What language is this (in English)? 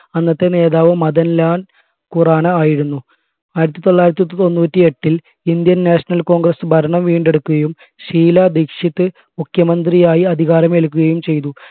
Malayalam